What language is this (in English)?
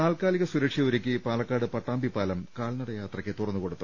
Malayalam